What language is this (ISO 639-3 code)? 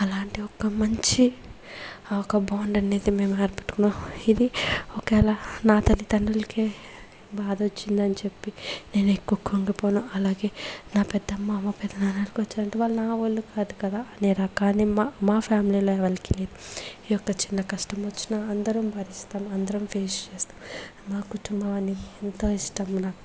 tel